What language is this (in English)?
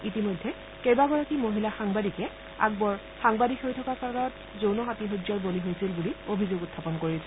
Assamese